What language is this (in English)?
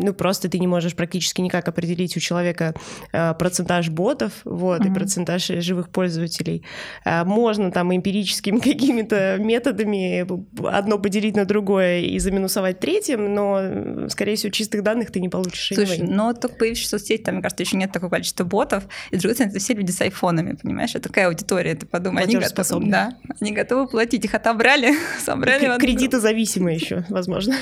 Russian